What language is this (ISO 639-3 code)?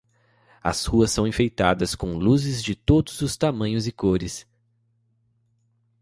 por